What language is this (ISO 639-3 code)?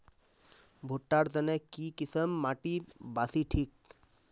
mag